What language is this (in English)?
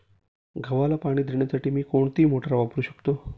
Marathi